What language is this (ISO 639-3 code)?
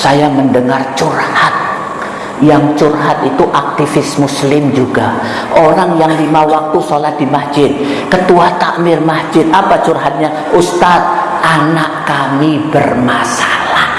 ind